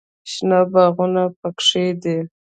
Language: Pashto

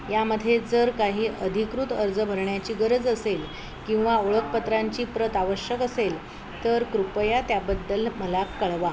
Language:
Marathi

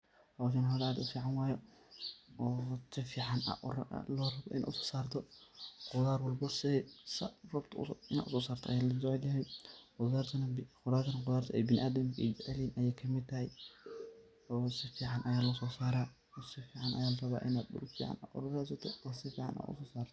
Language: Somali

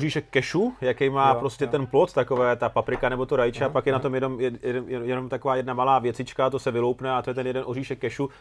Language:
Czech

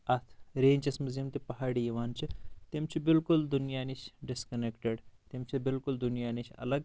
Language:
Kashmiri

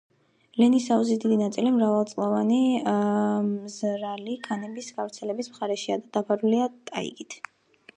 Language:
Georgian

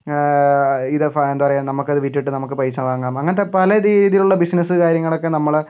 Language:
Malayalam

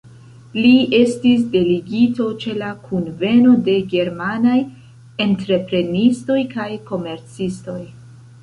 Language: Esperanto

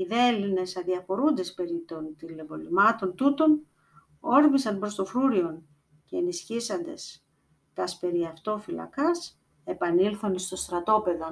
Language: Greek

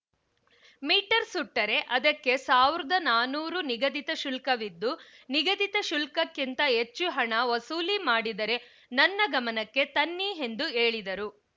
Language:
Kannada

